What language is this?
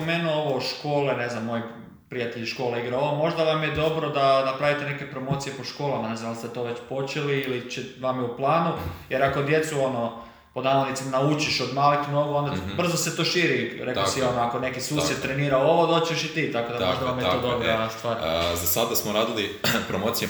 Croatian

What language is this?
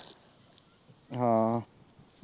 Punjabi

